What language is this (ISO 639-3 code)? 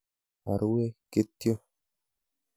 kln